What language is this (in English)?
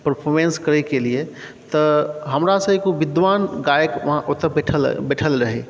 Maithili